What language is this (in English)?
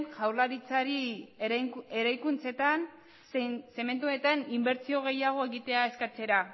Basque